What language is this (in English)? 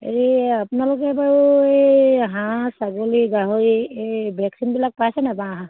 Assamese